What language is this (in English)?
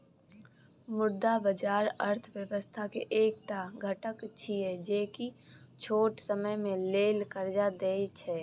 Maithili